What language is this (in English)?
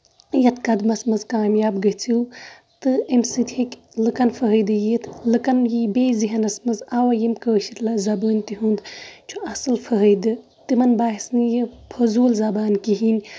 Kashmiri